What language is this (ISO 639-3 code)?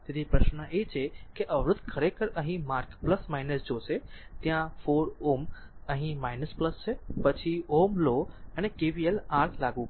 guj